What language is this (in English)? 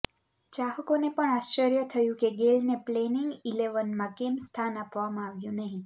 Gujarati